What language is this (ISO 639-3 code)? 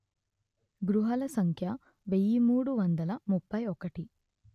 tel